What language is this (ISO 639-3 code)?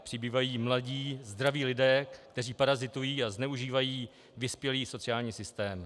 ces